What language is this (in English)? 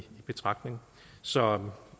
Danish